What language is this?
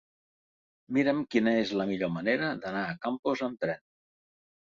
Catalan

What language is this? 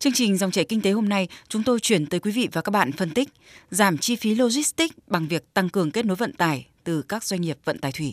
Vietnamese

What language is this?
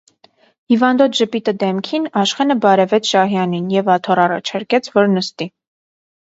Armenian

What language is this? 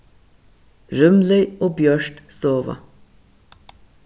Faroese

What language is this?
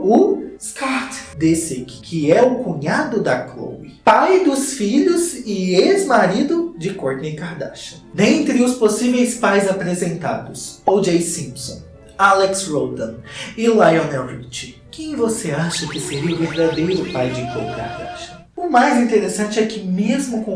Portuguese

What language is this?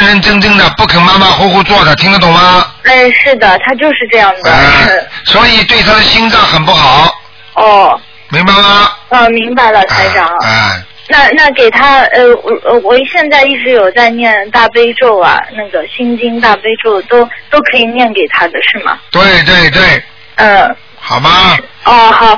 Chinese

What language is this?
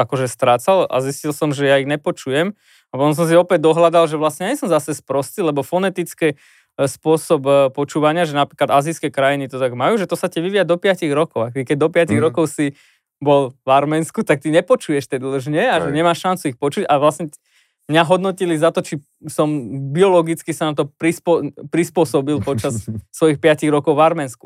Slovak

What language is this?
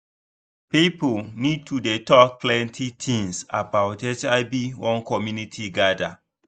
Nigerian Pidgin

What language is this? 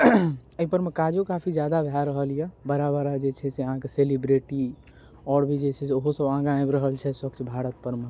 Maithili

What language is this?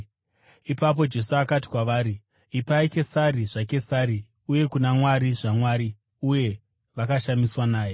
Shona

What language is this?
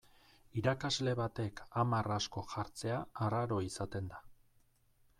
Basque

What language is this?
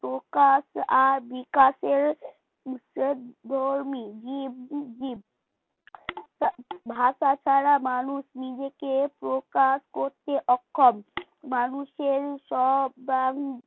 Bangla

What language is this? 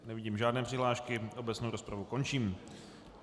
Czech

